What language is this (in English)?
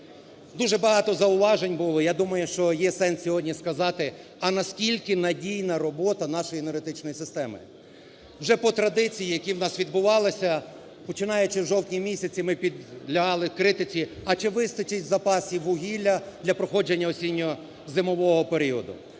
Ukrainian